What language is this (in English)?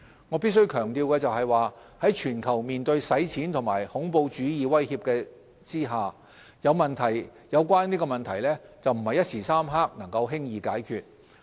Cantonese